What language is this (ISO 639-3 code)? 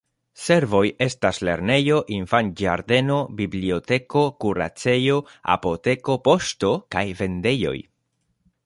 epo